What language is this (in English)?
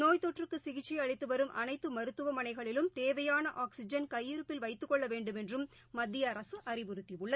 Tamil